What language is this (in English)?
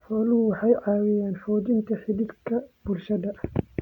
Somali